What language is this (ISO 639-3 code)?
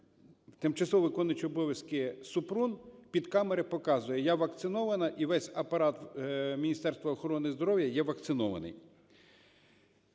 ukr